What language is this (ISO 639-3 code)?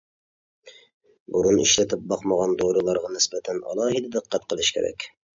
uig